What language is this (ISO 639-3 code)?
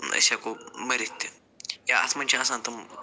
kas